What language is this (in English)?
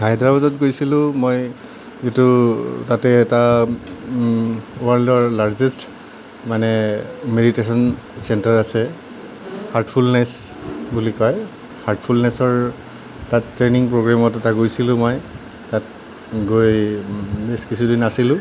Assamese